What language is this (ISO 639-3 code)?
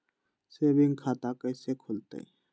mag